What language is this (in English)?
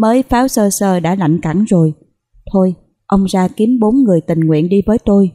Vietnamese